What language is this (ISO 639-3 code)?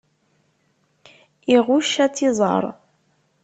kab